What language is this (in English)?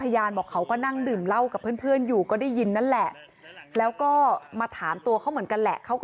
Thai